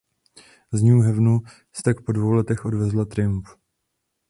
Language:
Czech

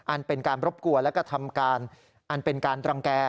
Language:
Thai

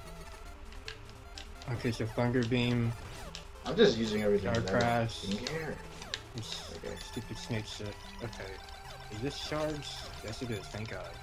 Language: English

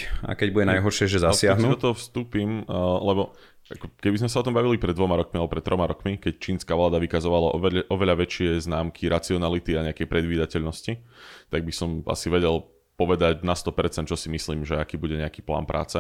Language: Slovak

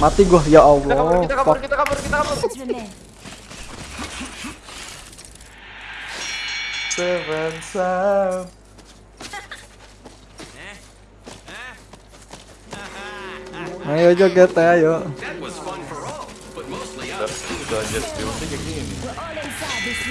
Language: Indonesian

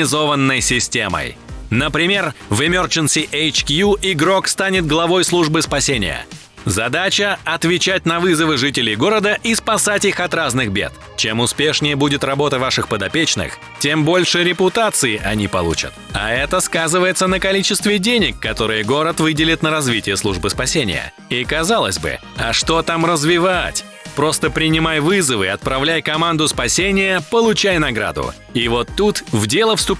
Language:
Russian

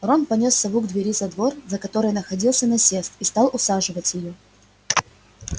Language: Russian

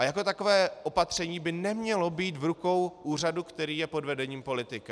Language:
Czech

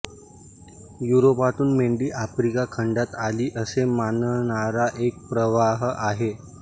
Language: Marathi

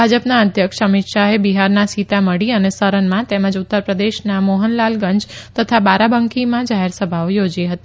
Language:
Gujarati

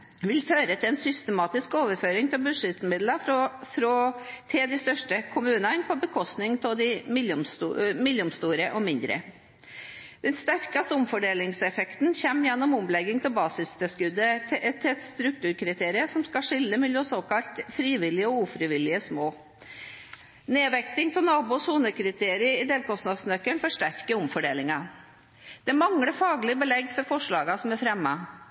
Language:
Norwegian Bokmål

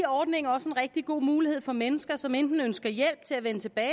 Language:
Danish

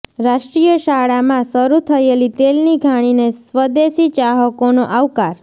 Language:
Gujarati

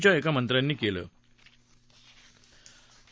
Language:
Marathi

